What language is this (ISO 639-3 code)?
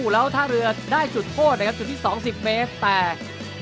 tha